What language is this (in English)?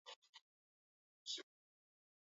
Swahili